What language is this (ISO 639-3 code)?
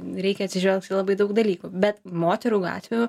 lit